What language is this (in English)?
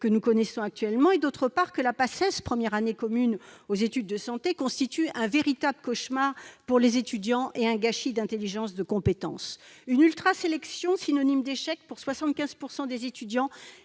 French